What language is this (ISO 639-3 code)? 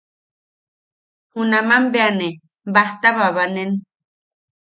yaq